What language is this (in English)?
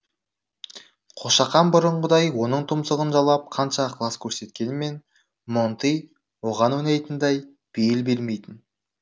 Kazakh